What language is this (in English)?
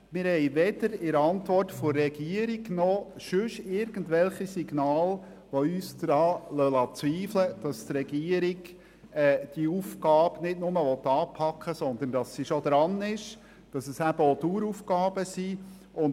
Swiss German